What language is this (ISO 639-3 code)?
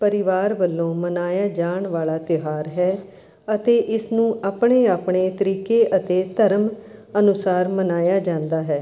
pan